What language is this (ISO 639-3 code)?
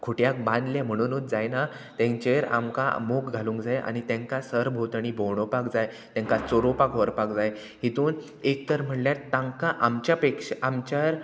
kok